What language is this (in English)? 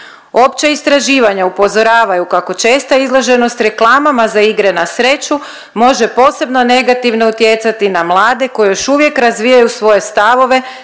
Croatian